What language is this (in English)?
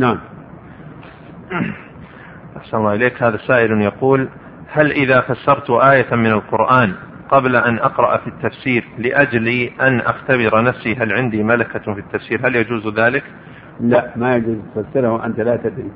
Arabic